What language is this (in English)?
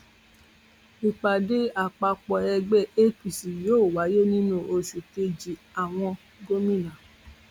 Yoruba